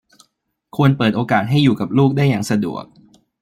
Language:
Thai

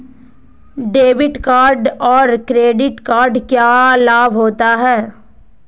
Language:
Magahi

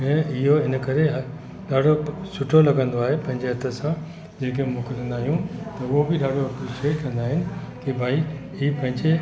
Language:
Sindhi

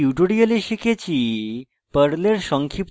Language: Bangla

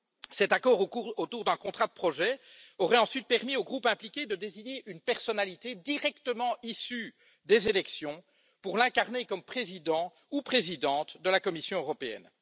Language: French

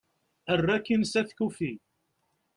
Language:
Kabyle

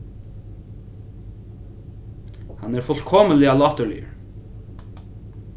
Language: Faroese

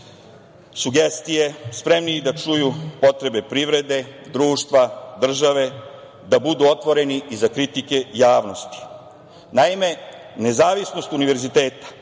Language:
Serbian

